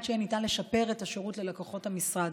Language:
Hebrew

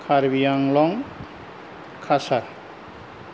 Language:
Bodo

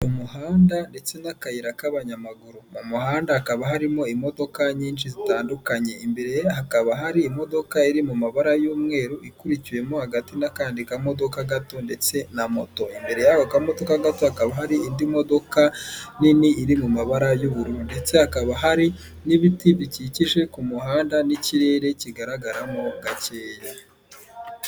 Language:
Kinyarwanda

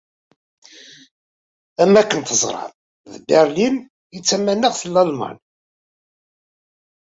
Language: Kabyle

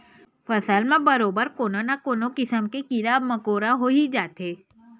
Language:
Chhattisgarhi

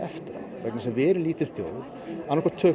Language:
Icelandic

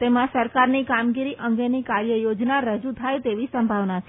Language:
Gujarati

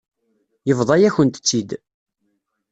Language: Kabyle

